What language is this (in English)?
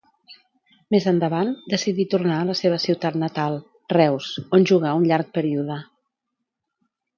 Catalan